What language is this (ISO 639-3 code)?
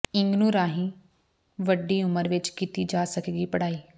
pan